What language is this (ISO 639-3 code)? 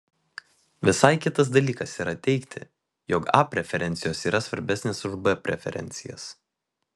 lit